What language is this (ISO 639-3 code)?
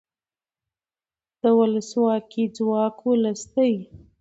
pus